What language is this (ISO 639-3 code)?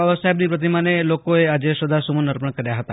guj